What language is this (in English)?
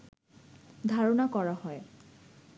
Bangla